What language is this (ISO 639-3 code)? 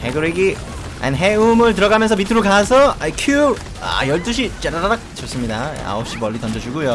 kor